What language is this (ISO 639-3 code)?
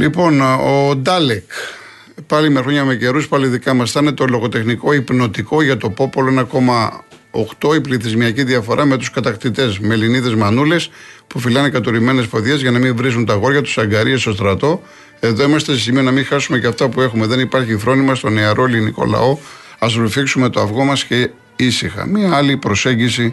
ell